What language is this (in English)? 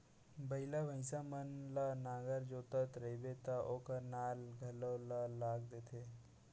Chhattisgarhi